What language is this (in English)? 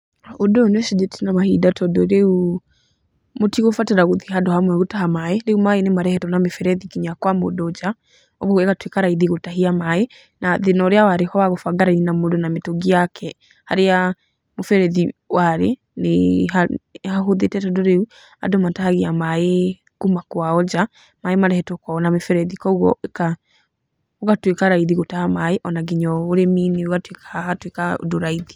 Kikuyu